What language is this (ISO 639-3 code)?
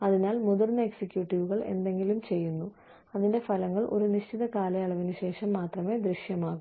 mal